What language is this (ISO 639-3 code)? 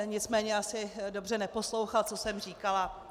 ces